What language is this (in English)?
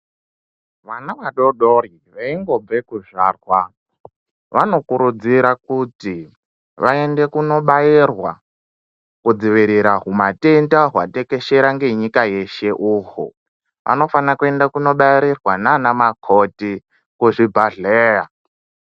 Ndau